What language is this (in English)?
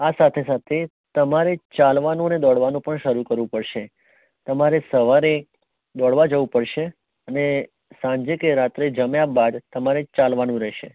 Gujarati